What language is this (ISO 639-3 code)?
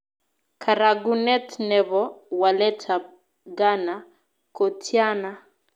kln